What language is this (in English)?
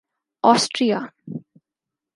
Urdu